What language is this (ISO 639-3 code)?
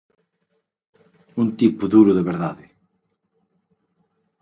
glg